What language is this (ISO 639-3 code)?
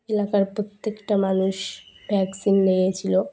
ben